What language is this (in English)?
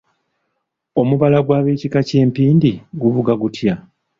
Ganda